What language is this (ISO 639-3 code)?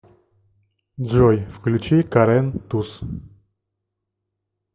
rus